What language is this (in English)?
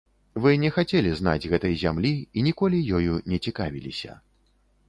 Belarusian